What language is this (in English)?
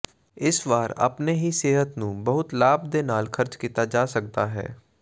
Punjabi